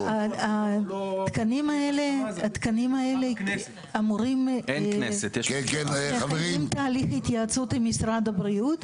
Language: Hebrew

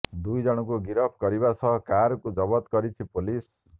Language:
Odia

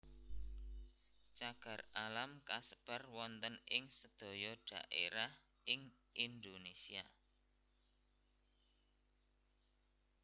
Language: Javanese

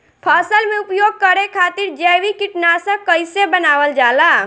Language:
Bhojpuri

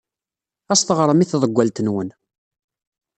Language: Kabyle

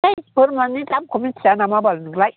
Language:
Bodo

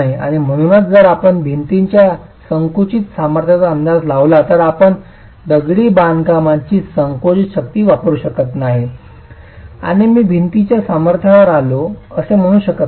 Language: Marathi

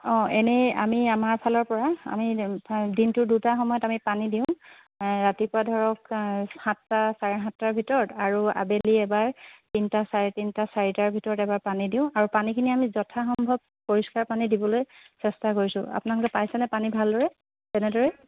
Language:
Assamese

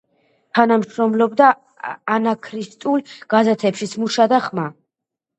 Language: Georgian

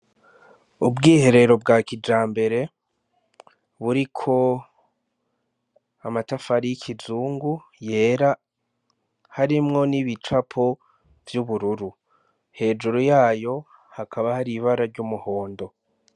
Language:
Rundi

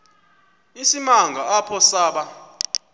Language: Xhosa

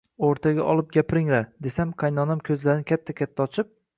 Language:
Uzbek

